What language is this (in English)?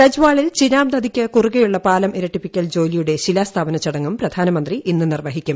Malayalam